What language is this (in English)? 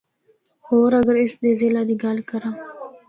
Northern Hindko